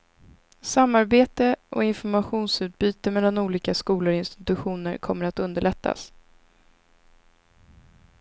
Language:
Swedish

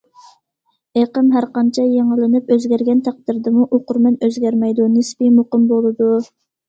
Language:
Uyghur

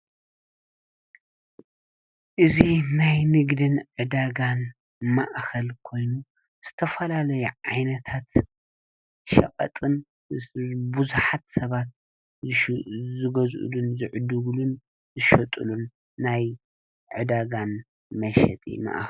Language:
Tigrinya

